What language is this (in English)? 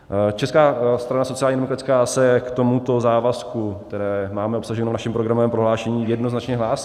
Czech